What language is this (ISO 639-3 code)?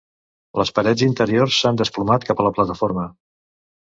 cat